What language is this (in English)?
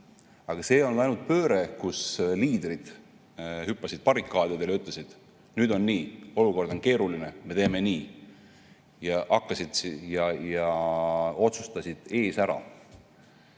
Estonian